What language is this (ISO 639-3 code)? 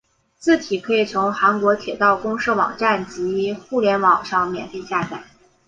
zho